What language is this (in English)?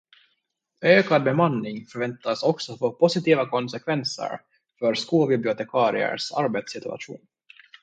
Swedish